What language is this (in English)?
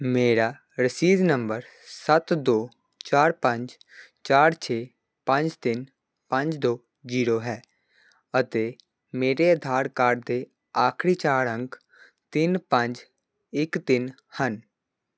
Punjabi